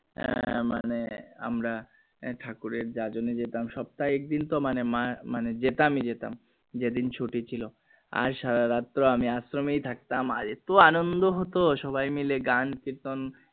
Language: Bangla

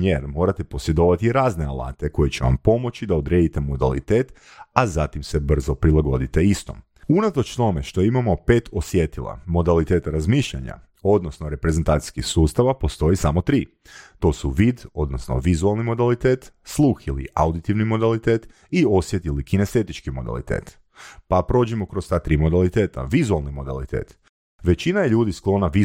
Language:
Croatian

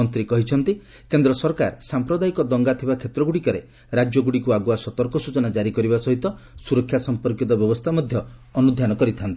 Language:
Odia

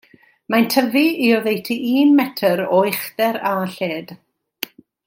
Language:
Welsh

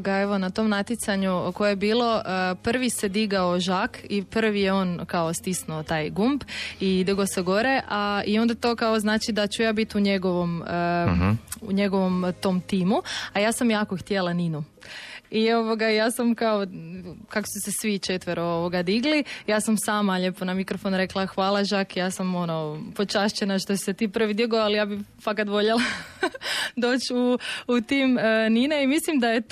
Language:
Croatian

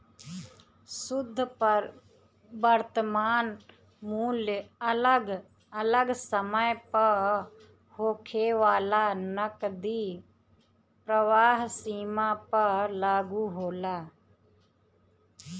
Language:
Bhojpuri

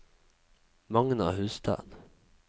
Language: Norwegian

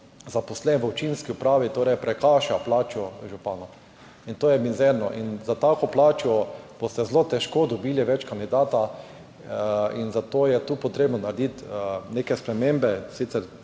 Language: Slovenian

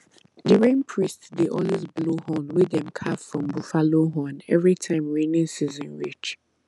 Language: Nigerian Pidgin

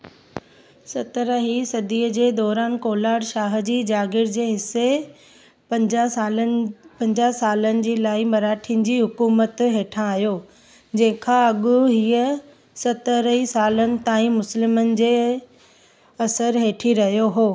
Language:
Sindhi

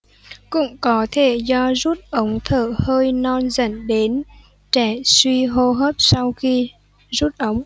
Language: Vietnamese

